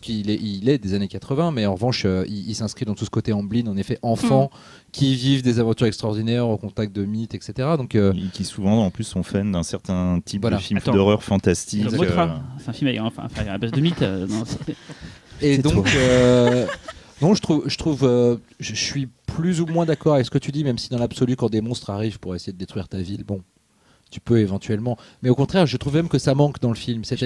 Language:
French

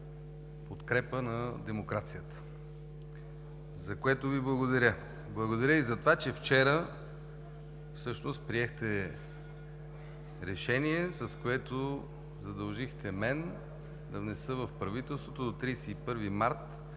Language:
Bulgarian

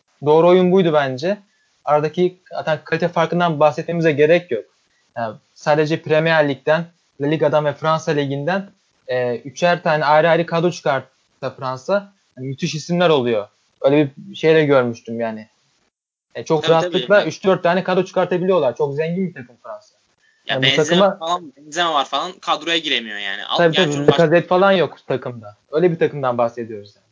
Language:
Turkish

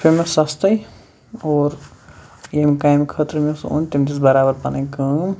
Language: Kashmiri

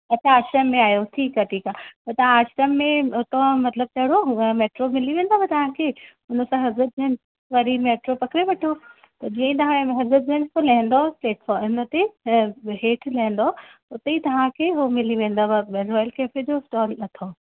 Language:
Sindhi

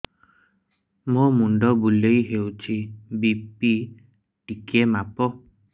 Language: Odia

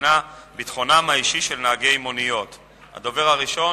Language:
Hebrew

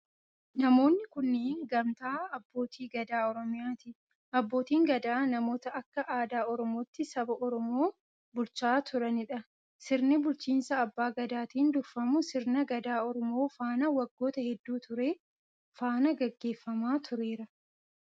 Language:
Oromo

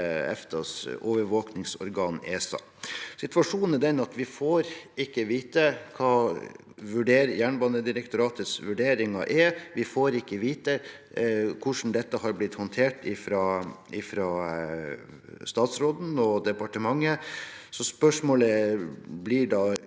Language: Norwegian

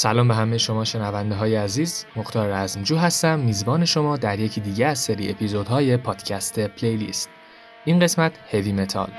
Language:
Persian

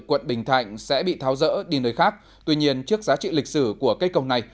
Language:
Vietnamese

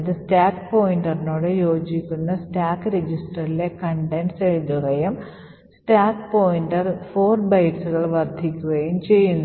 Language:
Malayalam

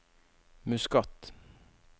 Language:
Norwegian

